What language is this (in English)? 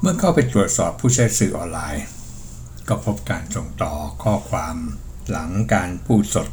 Thai